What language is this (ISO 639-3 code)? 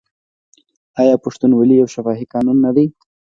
pus